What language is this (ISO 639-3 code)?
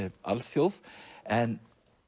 isl